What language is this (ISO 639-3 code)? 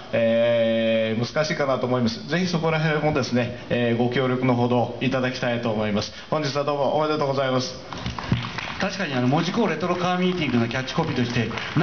jpn